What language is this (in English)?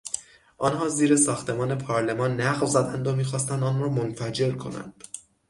Persian